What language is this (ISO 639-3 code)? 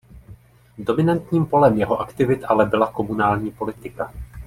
ces